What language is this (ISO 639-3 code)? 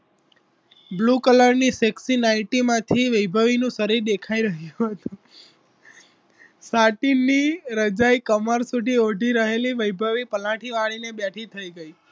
guj